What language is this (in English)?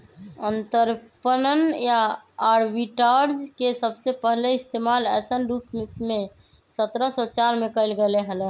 Magahi